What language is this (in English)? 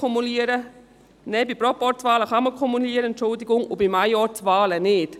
Swiss German